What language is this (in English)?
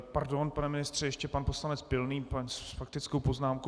Czech